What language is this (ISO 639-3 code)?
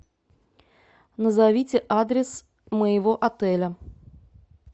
rus